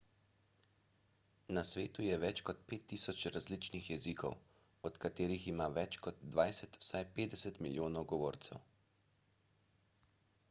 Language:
Slovenian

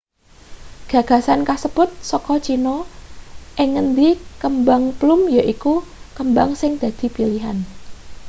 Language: Javanese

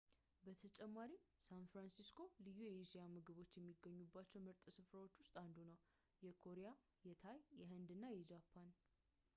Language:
Amharic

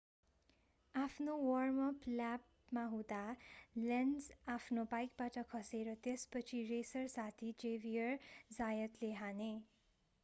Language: Nepali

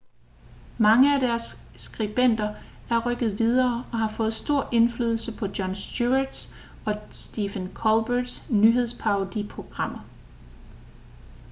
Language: Danish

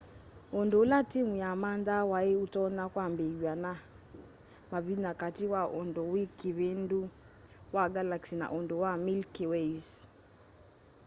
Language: Kamba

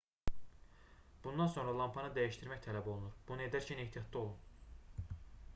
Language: Azerbaijani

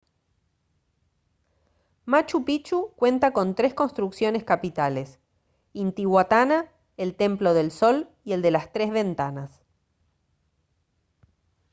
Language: Spanish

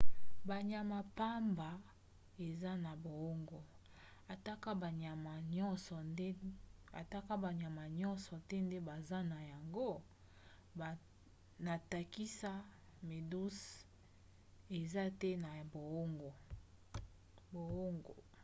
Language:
Lingala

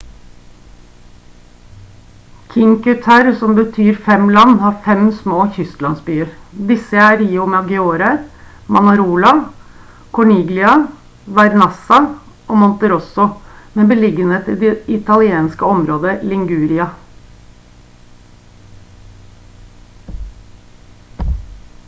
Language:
Norwegian Bokmål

